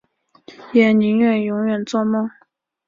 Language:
Chinese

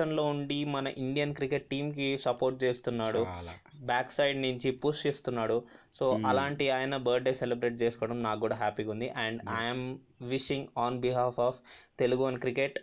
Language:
Telugu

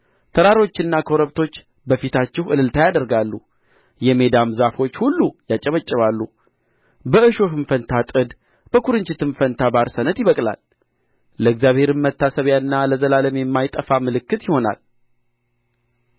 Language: Amharic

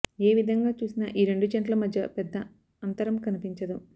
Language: Telugu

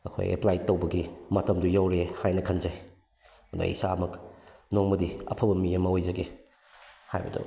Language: Manipuri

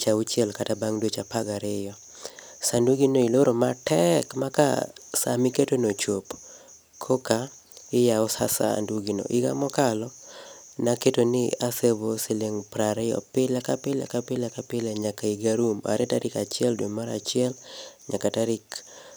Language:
Luo (Kenya and Tanzania)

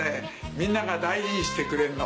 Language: Japanese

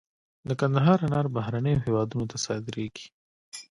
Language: Pashto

